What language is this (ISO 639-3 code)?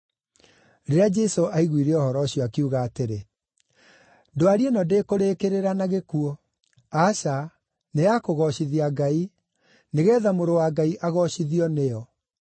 kik